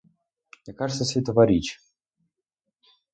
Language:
Ukrainian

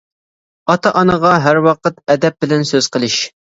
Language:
Uyghur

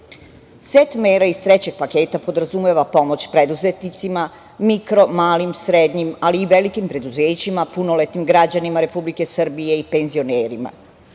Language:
Serbian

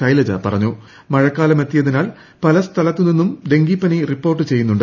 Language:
Malayalam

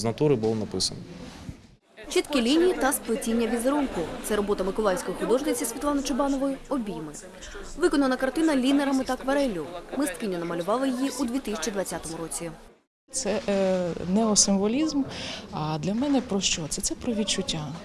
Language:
Ukrainian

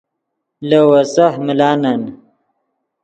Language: Yidgha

